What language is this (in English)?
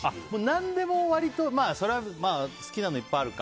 Japanese